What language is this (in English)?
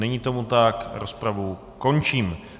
Czech